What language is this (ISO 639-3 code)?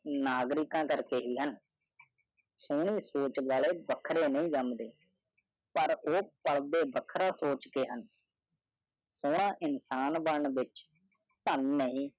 pan